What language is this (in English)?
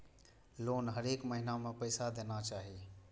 Maithili